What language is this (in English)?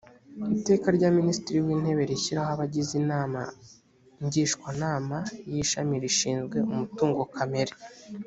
Kinyarwanda